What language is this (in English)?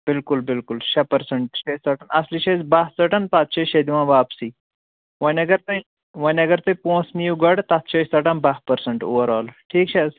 Kashmiri